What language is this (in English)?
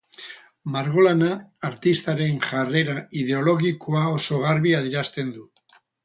Basque